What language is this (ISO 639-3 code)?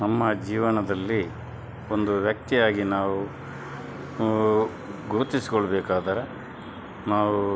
kan